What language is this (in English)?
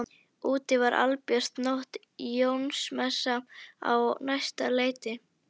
Icelandic